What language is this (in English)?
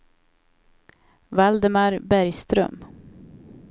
Swedish